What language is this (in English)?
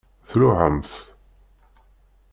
Kabyle